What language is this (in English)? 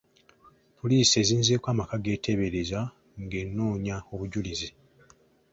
Ganda